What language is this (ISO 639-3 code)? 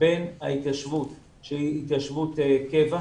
heb